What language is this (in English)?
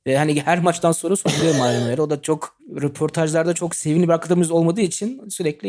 Turkish